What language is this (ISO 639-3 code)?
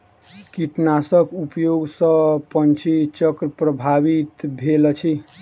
mai